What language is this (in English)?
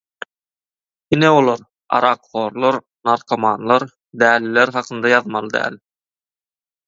Turkmen